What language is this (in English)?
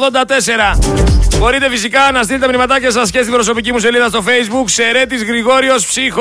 Greek